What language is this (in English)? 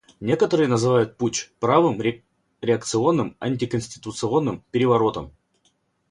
Russian